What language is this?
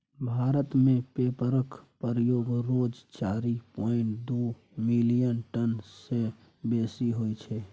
Maithili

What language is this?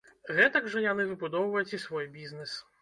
Belarusian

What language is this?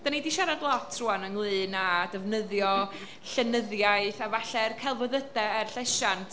Welsh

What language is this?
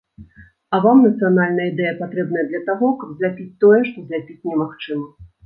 Belarusian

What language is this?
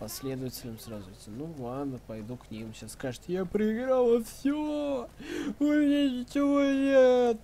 Russian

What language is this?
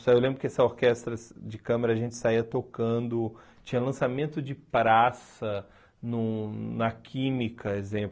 Portuguese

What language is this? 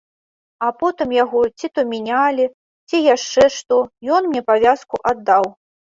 Belarusian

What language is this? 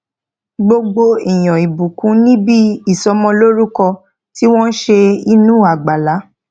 Yoruba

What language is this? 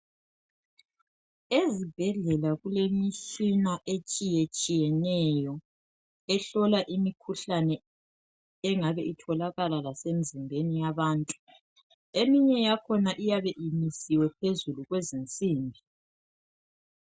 North Ndebele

